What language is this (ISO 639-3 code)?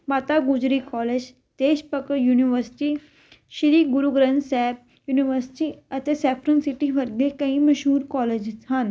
pan